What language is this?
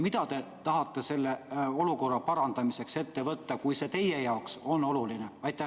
Estonian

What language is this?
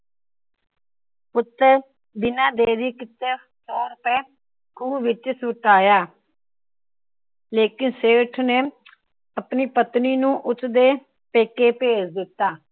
Punjabi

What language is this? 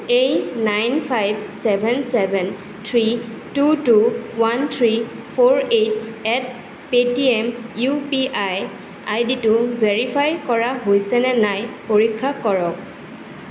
Assamese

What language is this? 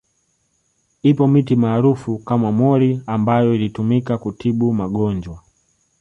Swahili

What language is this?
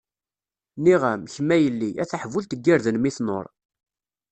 Kabyle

